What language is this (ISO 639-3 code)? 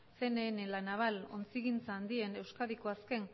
eus